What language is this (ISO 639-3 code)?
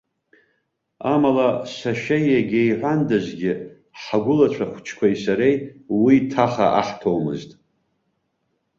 abk